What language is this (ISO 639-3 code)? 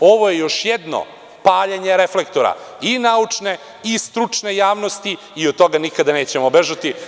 srp